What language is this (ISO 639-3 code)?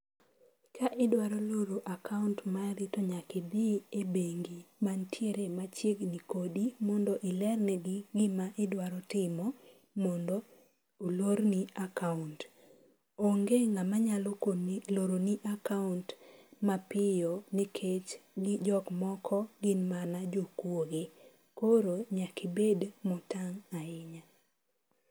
luo